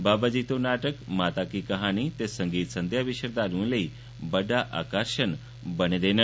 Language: Dogri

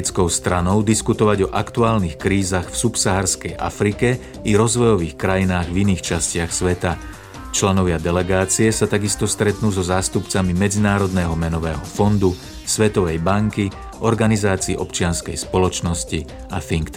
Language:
Slovak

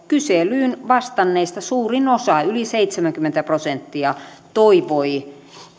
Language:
Finnish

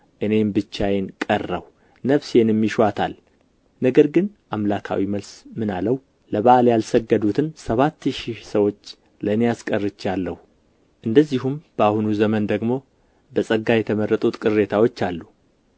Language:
Amharic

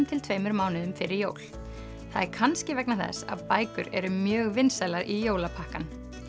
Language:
Icelandic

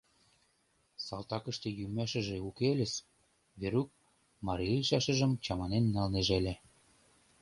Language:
Mari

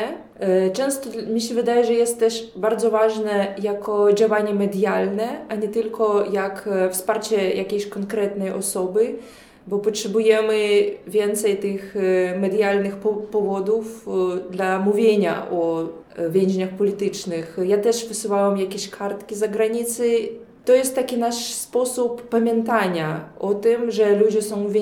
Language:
Polish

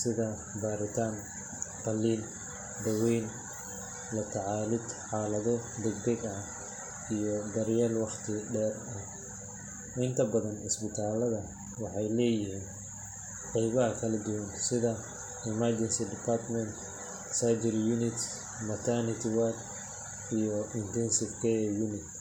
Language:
Somali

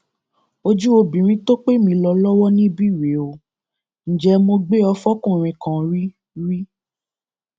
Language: Yoruba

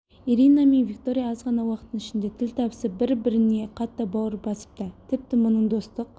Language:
Kazakh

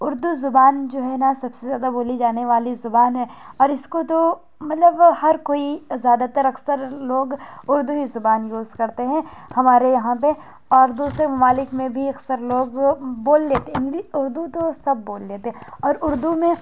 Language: Urdu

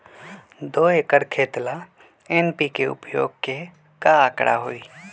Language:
Magahi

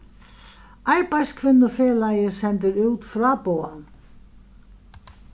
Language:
Faroese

